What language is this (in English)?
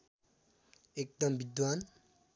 Nepali